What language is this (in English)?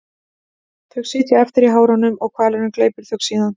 Icelandic